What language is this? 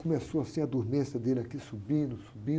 Portuguese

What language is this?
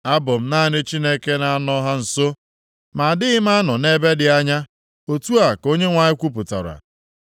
Igbo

